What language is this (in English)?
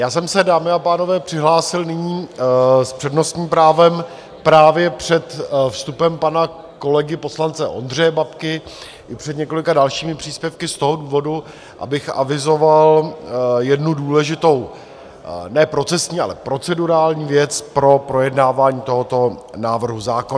Czech